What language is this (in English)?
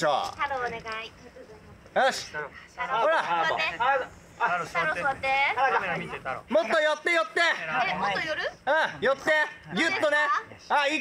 Japanese